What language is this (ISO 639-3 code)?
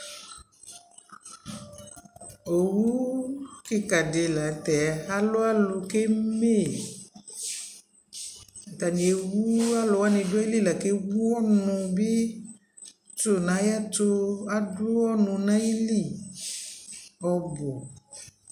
kpo